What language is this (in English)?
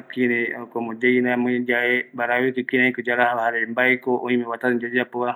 Eastern Bolivian Guaraní